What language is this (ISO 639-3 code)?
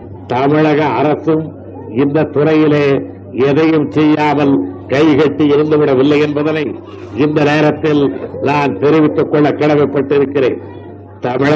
tam